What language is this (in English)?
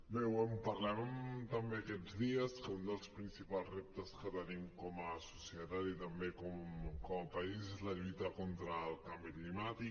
Catalan